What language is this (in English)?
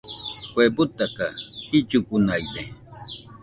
Nüpode Huitoto